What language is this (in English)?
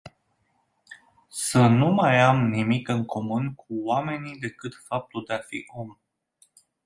Romanian